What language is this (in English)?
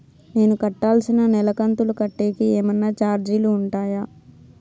Telugu